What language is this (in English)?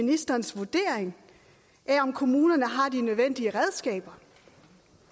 Danish